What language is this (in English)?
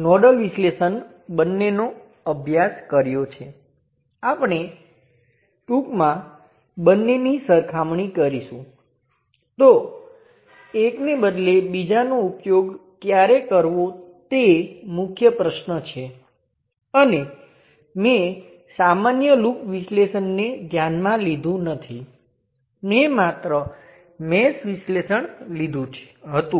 Gujarati